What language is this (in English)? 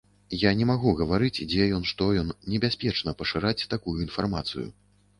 Belarusian